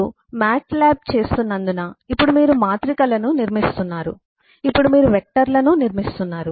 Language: Telugu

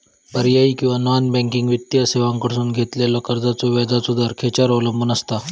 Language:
Marathi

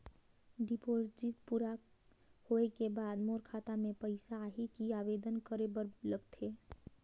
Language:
Chhattisgarhi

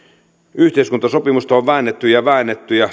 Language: Finnish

